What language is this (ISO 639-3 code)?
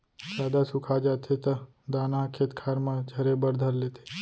hne